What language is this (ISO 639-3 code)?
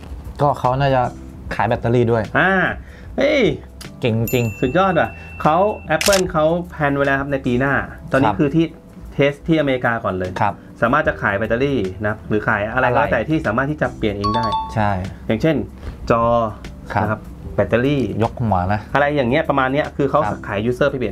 tha